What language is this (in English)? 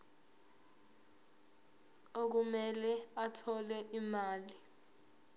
Zulu